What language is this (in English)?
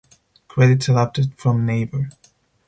English